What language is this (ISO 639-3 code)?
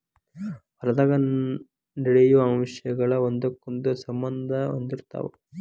kan